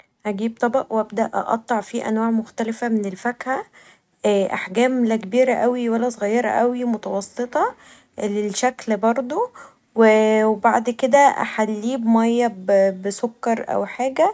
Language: Egyptian Arabic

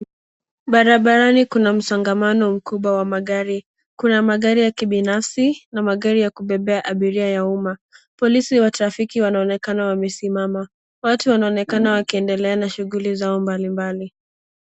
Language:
Swahili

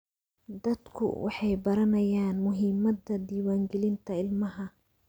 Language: Somali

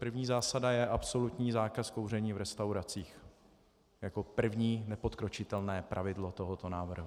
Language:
Czech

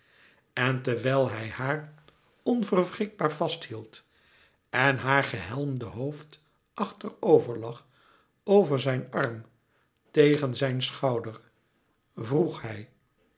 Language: Dutch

